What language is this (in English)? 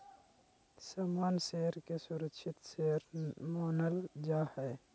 Magahi